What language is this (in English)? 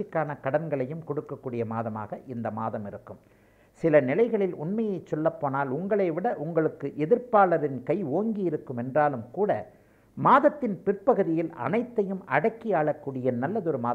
Tamil